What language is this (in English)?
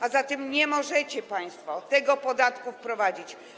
Polish